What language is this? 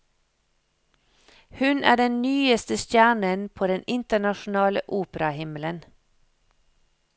Norwegian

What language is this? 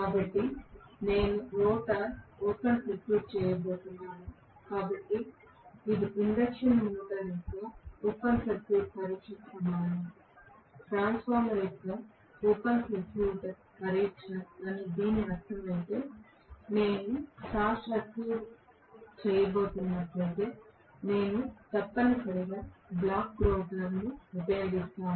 Telugu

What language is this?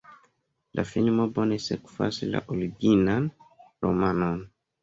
Esperanto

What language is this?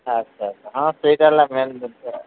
Odia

